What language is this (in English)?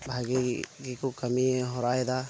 Santali